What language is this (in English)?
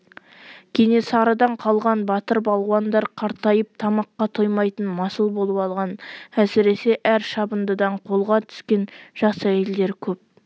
Kazakh